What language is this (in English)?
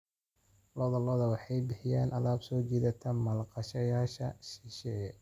Somali